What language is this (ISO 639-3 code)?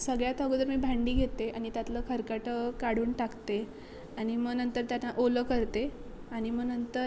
mar